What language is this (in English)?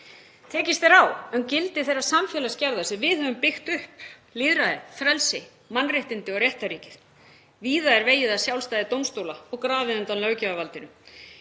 Icelandic